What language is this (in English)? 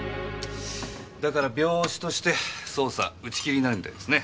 Japanese